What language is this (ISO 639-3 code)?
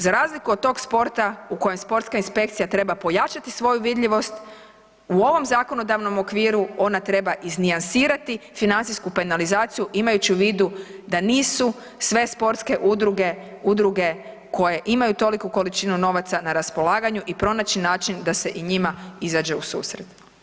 hrv